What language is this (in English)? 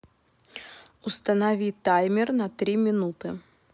Russian